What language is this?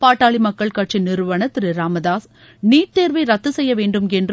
Tamil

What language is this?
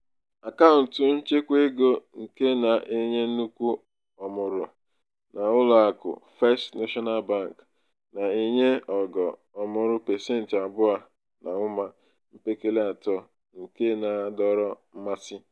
Igbo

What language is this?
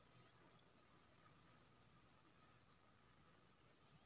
Maithili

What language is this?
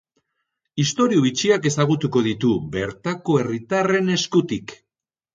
Basque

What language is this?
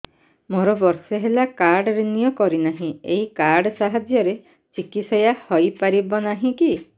Odia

